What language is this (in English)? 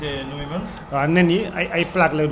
Wolof